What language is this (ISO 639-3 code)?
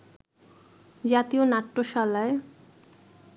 ben